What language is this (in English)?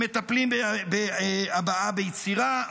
Hebrew